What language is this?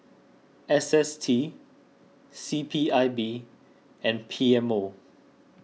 English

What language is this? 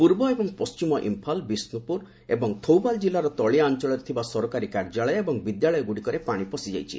Odia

